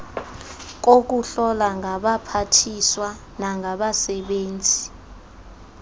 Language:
Xhosa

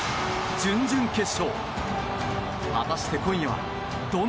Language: Japanese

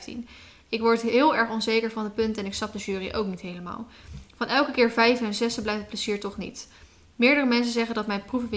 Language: Dutch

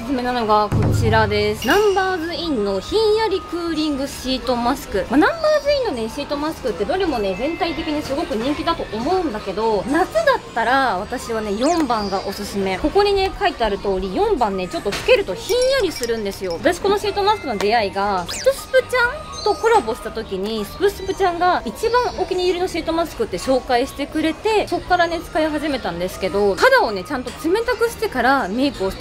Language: Japanese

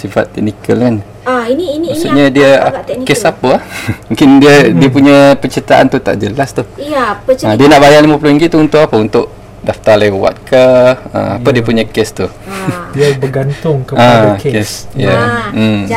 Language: Malay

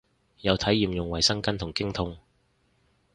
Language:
Cantonese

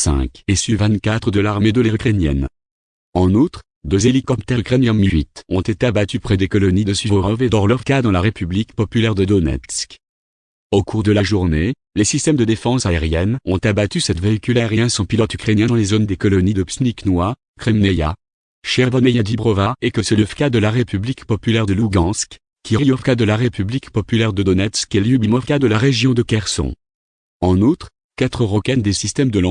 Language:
French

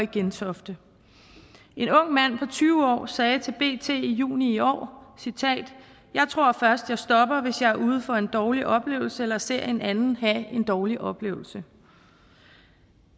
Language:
Danish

